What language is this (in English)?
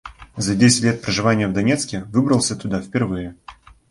Russian